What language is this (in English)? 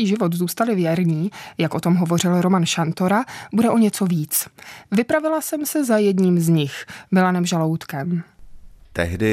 Czech